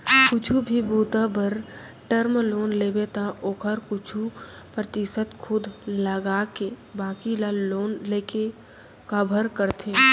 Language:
Chhattisgarhi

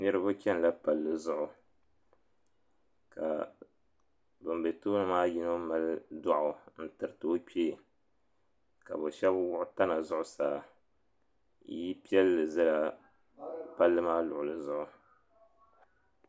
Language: Dagbani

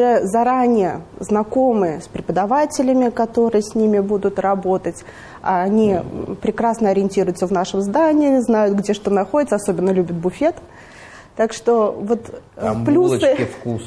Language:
Russian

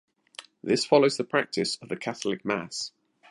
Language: English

